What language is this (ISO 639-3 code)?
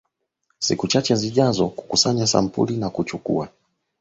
swa